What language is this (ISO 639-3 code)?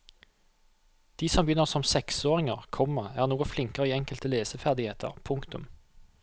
nor